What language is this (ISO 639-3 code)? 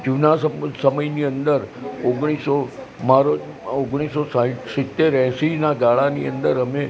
guj